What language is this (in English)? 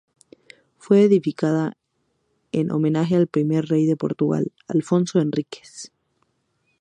Spanish